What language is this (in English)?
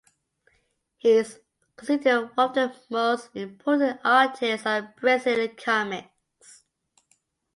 English